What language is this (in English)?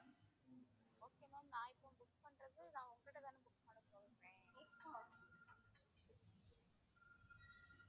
Tamil